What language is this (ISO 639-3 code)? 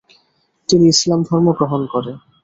ben